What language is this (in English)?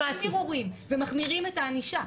Hebrew